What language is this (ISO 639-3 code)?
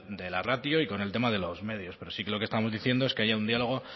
spa